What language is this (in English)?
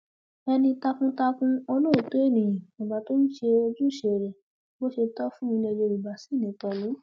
Yoruba